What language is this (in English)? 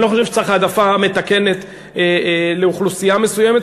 Hebrew